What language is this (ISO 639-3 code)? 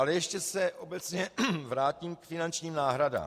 ces